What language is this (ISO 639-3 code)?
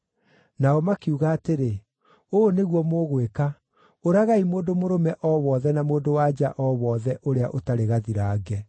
kik